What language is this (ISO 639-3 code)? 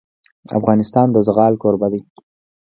pus